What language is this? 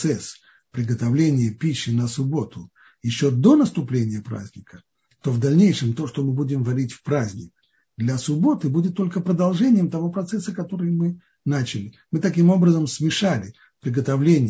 Russian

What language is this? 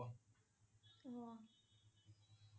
Assamese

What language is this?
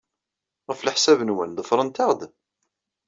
Kabyle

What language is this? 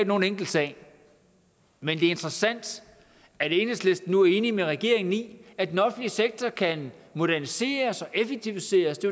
Danish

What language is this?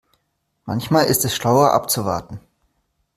German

